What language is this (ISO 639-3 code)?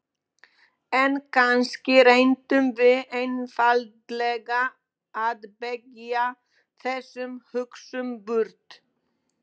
isl